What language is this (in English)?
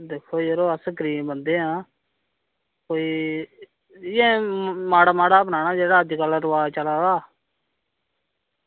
Dogri